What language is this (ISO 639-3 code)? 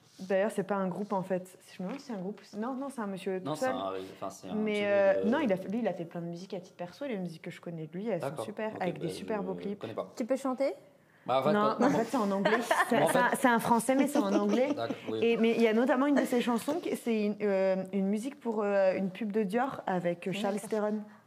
fra